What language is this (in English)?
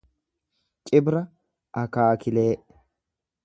Oromo